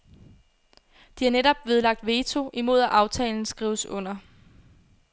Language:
Danish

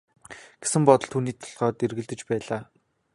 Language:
Mongolian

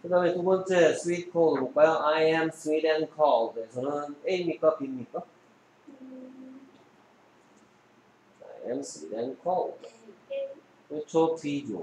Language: Korean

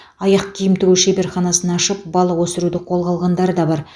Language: Kazakh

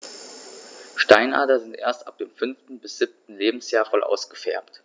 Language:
German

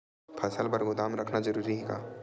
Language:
Chhattisgarhi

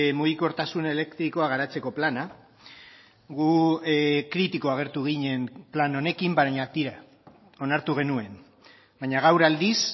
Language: Basque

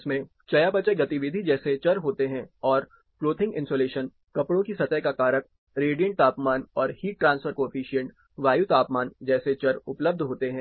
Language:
Hindi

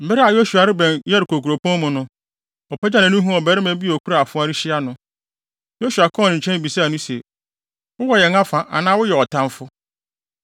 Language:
Akan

